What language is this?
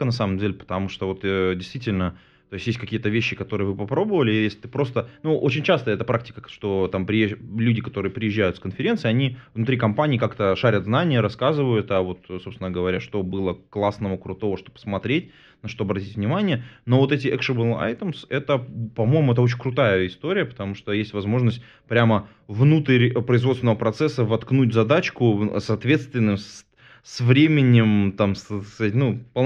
Russian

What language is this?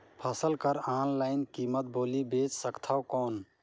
Chhattisgarhi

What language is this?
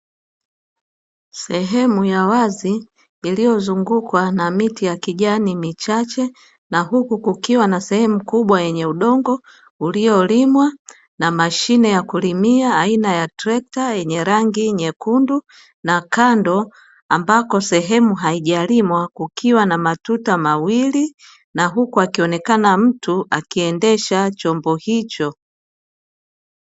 Swahili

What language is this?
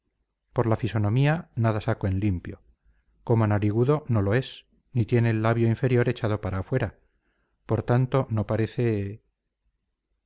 Spanish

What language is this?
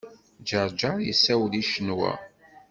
Kabyle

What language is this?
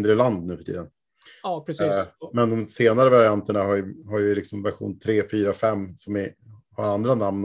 Swedish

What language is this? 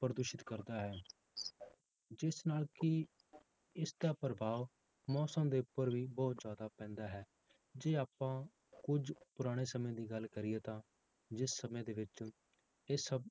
Punjabi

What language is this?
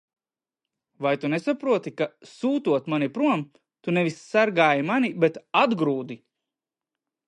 Latvian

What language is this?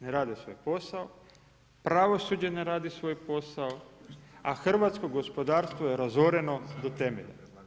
Croatian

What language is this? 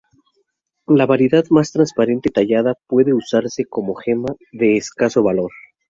Spanish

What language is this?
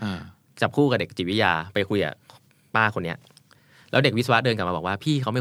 Thai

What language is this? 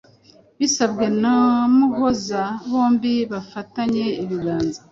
Kinyarwanda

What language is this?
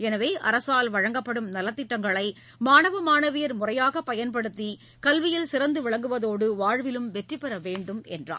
Tamil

